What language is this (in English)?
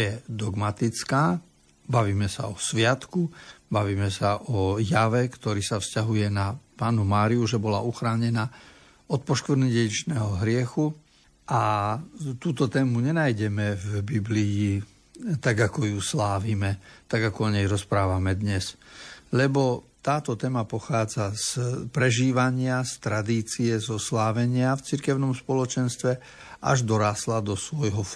Slovak